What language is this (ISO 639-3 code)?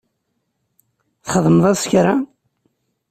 kab